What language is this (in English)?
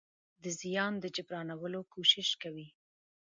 Pashto